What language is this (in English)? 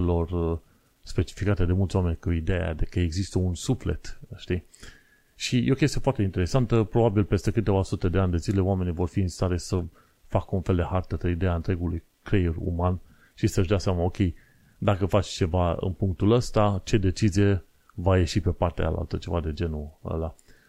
Romanian